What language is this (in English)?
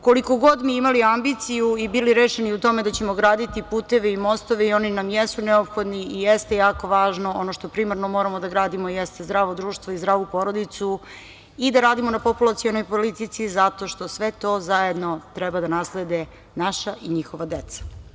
Serbian